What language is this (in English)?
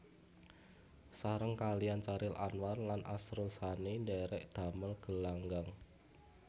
Javanese